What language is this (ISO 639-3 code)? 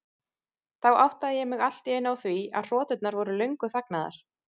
isl